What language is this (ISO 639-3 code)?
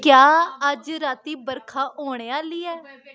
doi